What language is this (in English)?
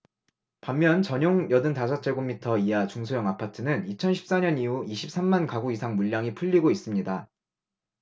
Korean